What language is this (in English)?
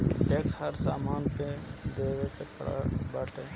Bhojpuri